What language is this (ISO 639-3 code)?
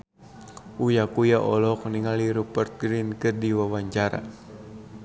sun